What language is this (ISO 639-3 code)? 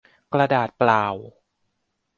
tha